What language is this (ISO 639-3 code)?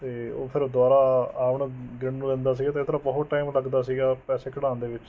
pan